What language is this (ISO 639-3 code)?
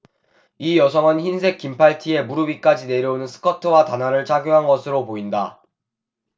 kor